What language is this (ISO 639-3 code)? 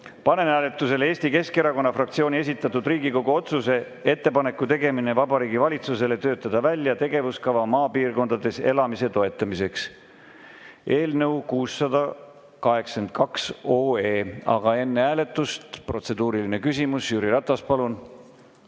est